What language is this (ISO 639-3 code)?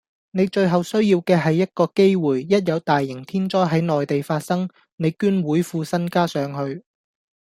yue